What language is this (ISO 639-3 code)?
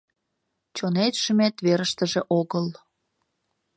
chm